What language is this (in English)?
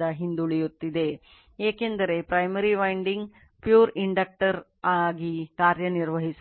Kannada